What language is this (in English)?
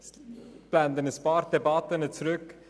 Swiss German